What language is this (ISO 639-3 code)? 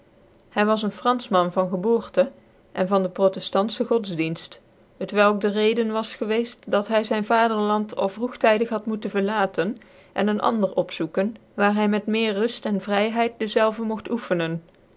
nld